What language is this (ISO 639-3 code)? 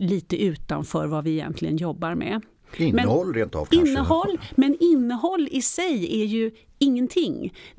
swe